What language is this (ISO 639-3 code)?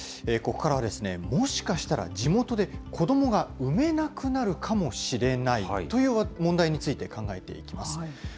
jpn